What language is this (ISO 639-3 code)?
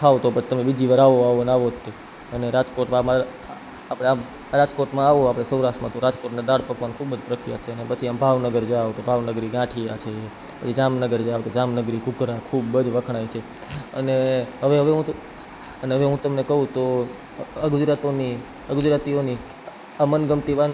guj